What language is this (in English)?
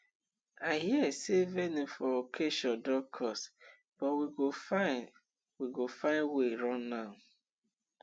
Nigerian Pidgin